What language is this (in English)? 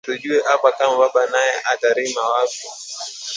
Swahili